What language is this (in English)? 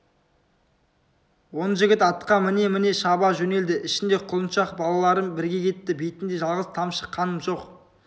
Kazakh